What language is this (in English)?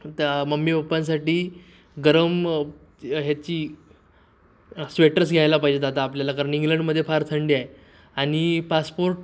Marathi